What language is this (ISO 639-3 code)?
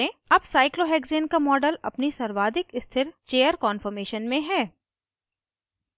hin